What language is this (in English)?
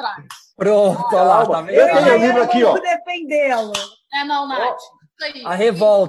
Portuguese